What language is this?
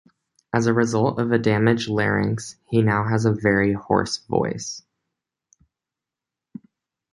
English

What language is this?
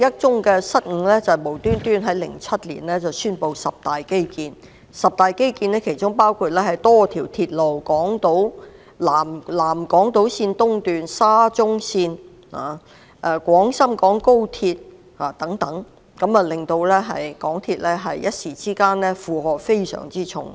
Cantonese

